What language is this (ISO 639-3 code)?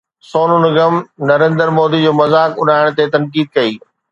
snd